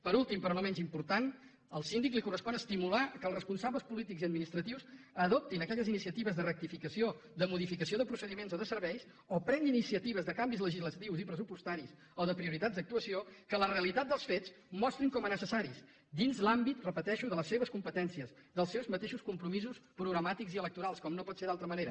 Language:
Catalan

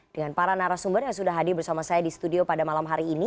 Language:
Indonesian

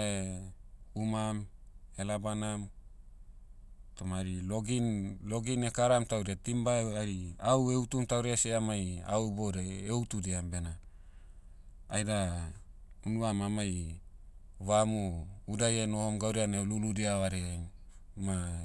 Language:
Motu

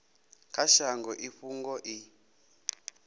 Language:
Venda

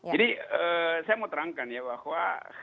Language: Indonesian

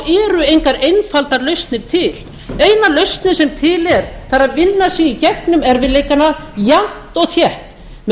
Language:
Icelandic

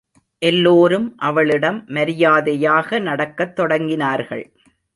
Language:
Tamil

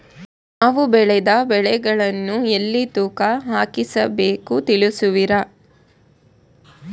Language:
Kannada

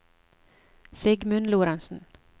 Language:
Norwegian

